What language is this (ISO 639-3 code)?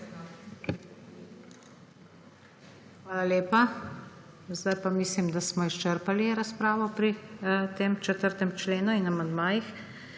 slv